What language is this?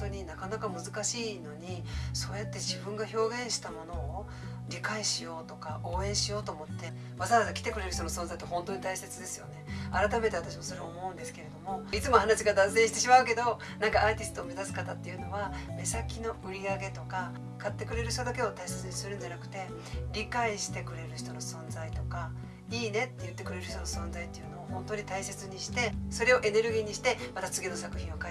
Japanese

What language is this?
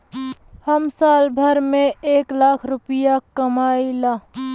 Bhojpuri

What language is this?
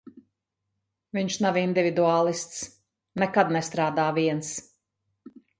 Latvian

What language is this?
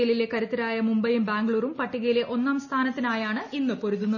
Malayalam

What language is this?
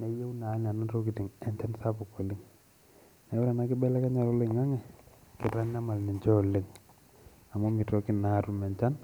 Masai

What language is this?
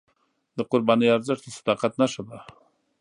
Pashto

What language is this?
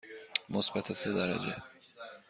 Persian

